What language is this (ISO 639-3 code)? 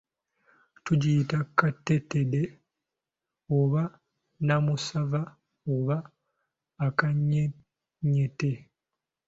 lug